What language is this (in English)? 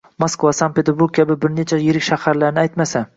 Uzbek